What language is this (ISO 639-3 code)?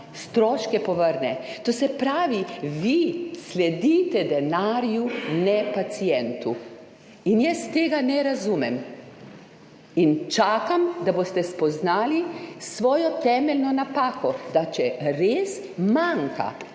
slv